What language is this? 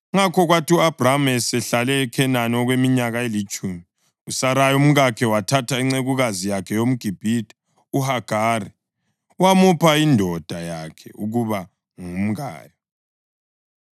North Ndebele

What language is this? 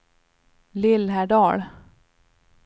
Swedish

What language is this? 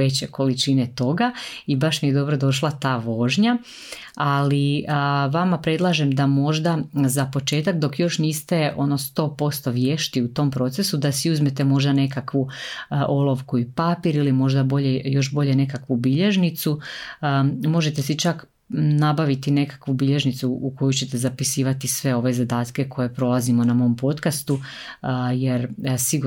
Croatian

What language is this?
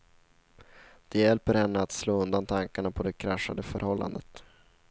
Swedish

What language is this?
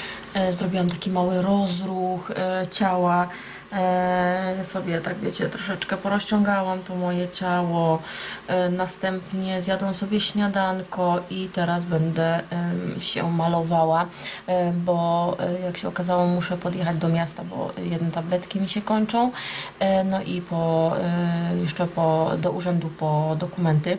Polish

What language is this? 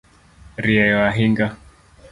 Luo (Kenya and Tanzania)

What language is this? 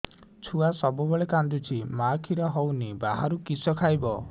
Odia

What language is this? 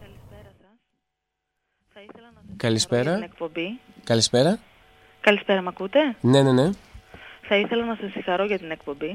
Greek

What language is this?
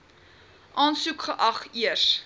Afrikaans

